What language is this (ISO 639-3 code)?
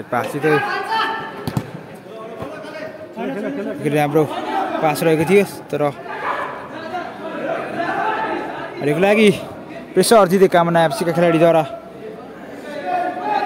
ind